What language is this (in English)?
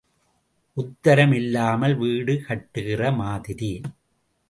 Tamil